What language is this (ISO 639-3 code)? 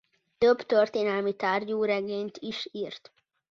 hun